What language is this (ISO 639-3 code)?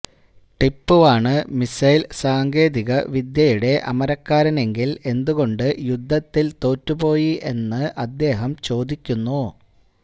mal